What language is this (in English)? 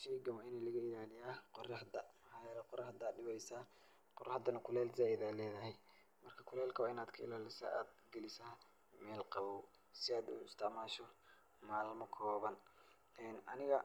Somali